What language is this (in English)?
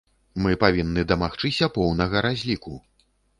Belarusian